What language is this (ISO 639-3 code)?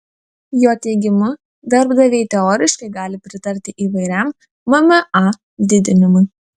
lit